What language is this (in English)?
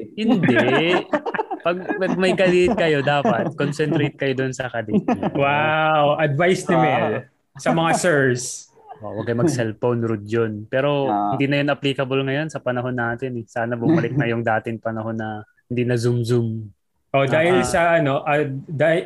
Filipino